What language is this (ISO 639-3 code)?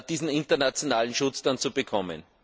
deu